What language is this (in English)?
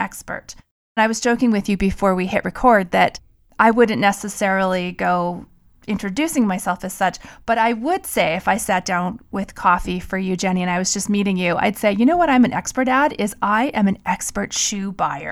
English